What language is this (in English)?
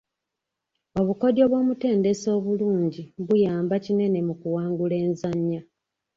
Ganda